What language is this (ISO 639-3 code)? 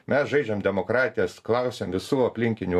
lit